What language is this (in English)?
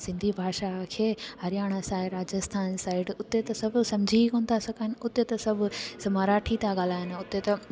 Sindhi